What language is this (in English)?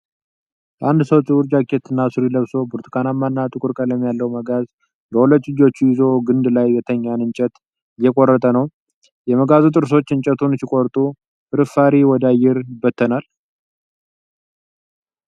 Amharic